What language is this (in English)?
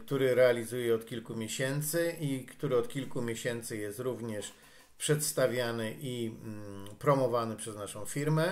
Polish